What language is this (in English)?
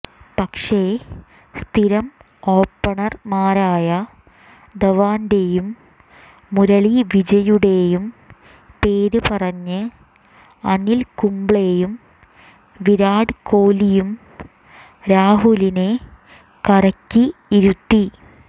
Malayalam